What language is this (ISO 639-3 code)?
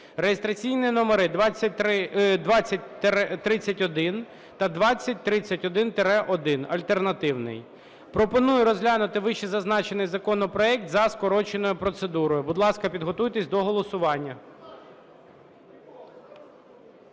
ukr